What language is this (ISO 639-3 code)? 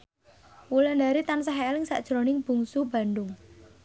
jav